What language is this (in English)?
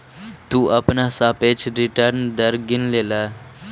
Magahi